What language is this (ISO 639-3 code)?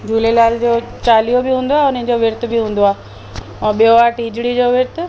snd